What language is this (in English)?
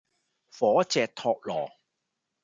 Cantonese